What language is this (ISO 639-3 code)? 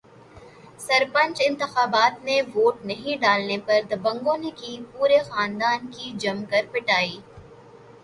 urd